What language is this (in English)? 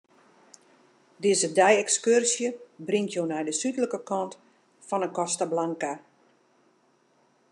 Western Frisian